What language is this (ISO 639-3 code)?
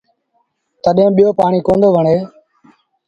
sbn